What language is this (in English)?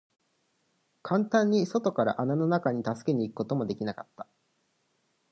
Japanese